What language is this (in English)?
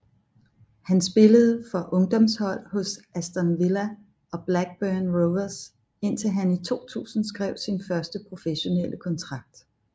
Danish